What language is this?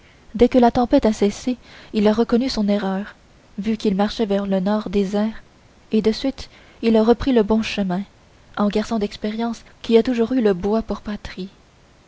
French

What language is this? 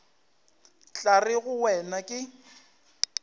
Northern Sotho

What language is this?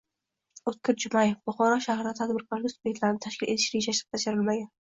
Uzbek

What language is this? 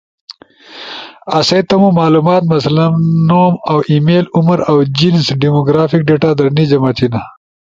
Ushojo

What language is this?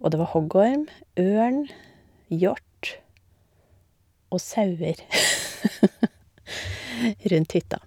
Norwegian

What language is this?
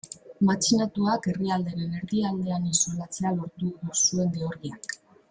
Basque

